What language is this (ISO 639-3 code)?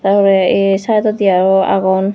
ccp